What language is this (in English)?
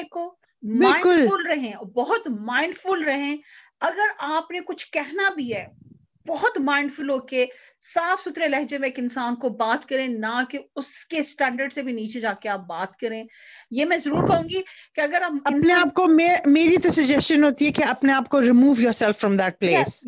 Punjabi